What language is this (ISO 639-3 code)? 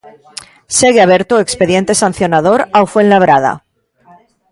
glg